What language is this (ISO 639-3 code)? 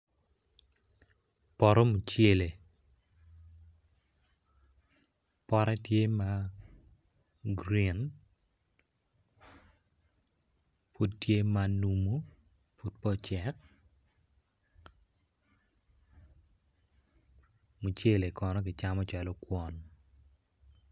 ach